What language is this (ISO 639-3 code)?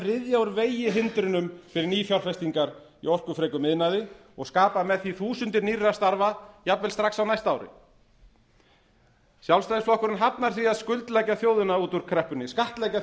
isl